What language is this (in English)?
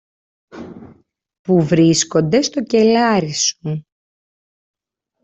Greek